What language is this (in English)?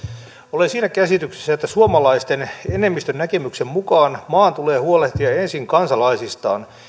Finnish